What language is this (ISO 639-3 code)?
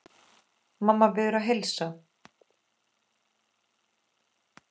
isl